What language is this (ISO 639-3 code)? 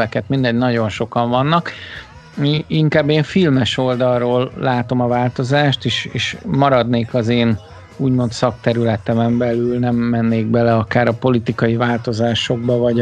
hun